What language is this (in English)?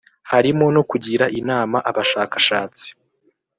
Kinyarwanda